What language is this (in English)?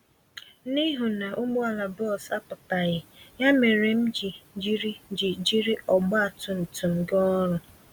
Igbo